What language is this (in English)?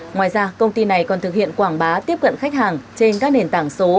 Vietnamese